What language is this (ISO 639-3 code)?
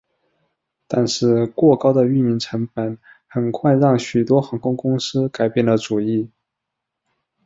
zho